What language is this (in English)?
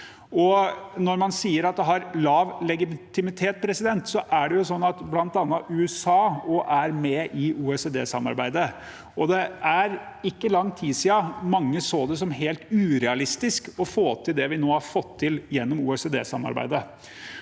Norwegian